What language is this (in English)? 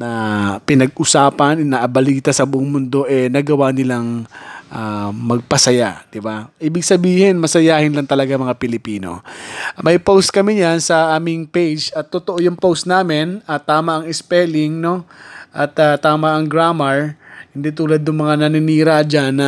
Filipino